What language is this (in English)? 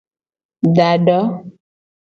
Gen